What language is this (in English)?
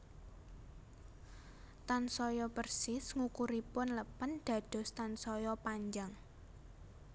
Javanese